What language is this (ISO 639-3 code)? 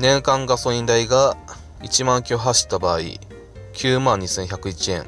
jpn